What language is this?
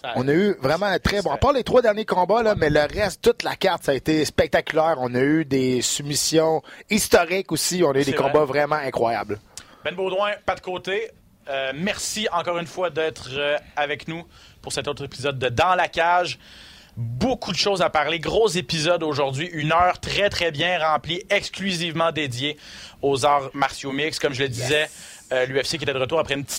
French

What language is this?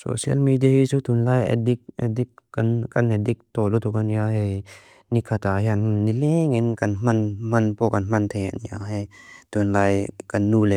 Mizo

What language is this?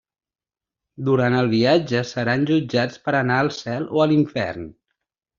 Catalan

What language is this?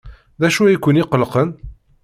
Kabyle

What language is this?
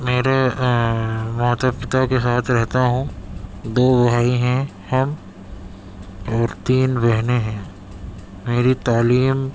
Urdu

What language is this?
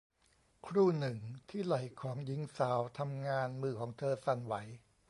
Thai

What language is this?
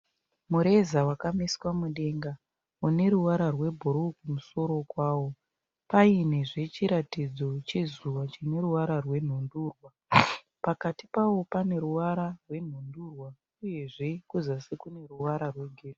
Shona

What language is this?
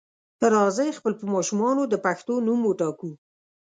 Pashto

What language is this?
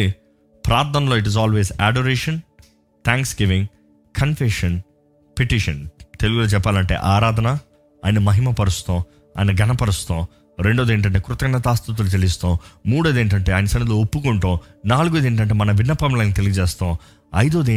Telugu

